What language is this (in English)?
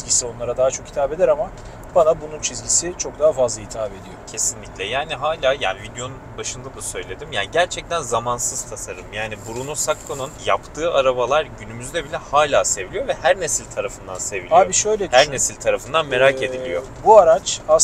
Turkish